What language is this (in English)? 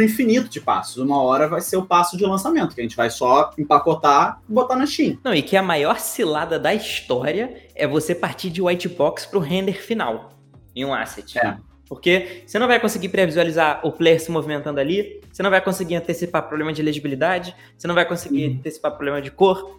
Portuguese